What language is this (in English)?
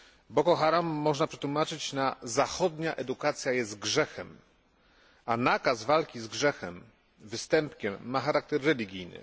Polish